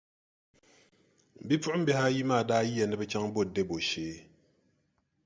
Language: Dagbani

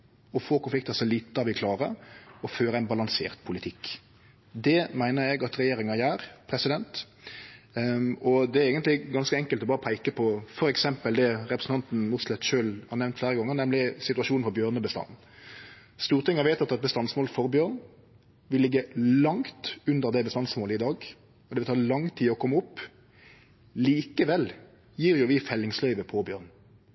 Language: Norwegian Nynorsk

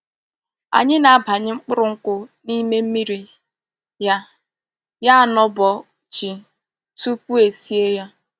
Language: Igbo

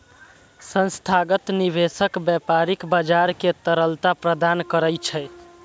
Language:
Maithili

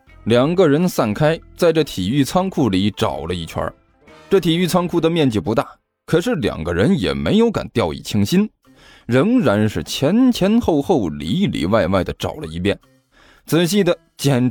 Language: Chinese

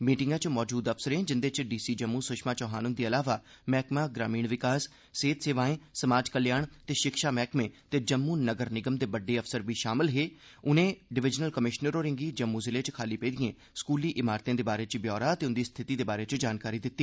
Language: Dogri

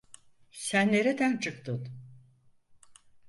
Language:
Turkish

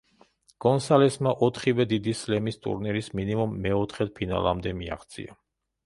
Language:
Georgian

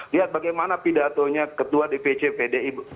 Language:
Indonesian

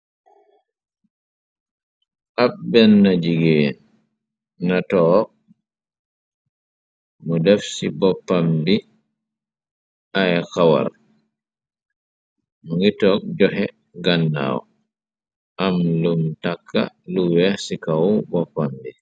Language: Wolof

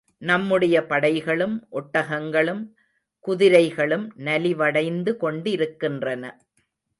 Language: Tamil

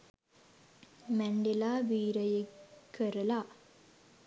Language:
Sinhala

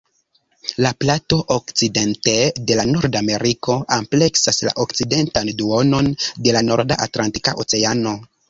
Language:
Esperanto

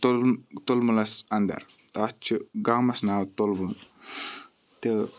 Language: Kashmiri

